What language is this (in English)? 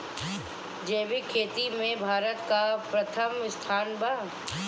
Bhojpuri